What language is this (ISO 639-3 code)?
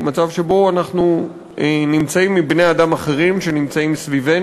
heb